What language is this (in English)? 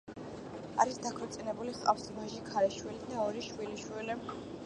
Georgian